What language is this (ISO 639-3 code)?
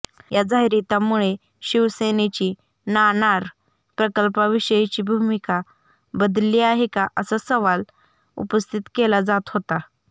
mar